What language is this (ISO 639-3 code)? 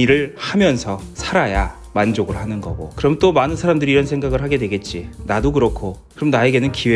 kor